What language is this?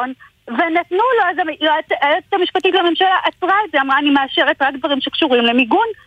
Hebrew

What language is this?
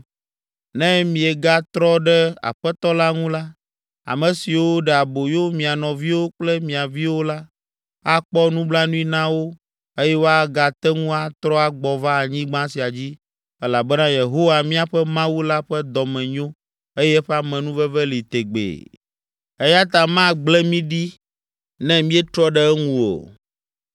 Ewe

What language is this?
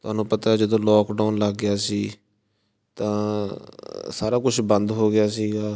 Punjabi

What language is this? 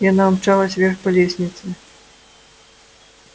Russian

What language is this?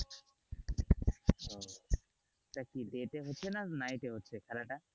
Bangla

